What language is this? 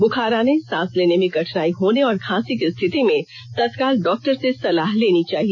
Hindi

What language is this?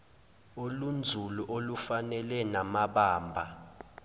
Zulu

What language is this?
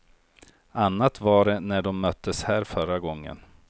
Swedish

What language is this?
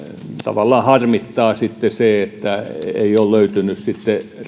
Finnish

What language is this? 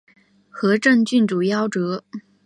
Chinese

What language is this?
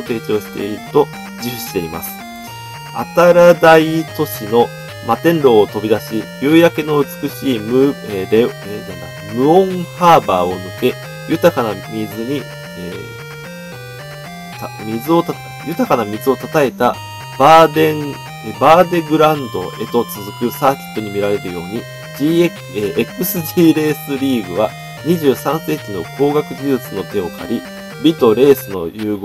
Japanese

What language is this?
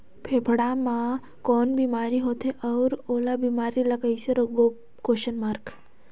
Chhattisgarhi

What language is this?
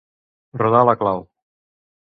Catalan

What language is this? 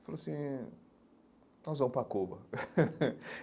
Portuguese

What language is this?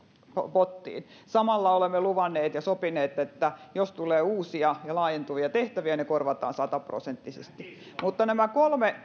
Finnish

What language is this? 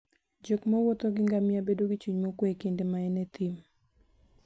Luo (Kenya and Tanzania)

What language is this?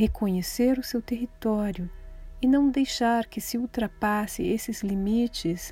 Portuguese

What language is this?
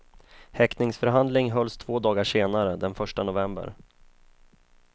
Swedish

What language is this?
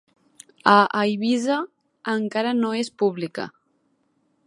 Catalan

